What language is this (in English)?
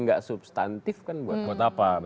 Indonesian